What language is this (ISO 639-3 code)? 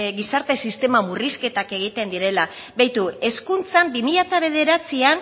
eus